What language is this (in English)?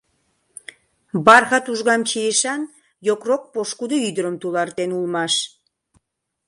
Mari